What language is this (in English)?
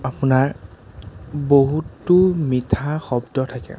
Assamese